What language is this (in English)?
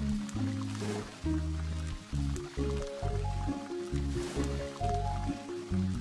Indonesian